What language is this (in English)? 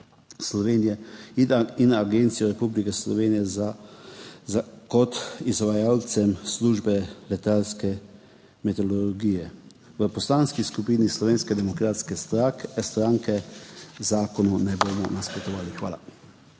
Slovenian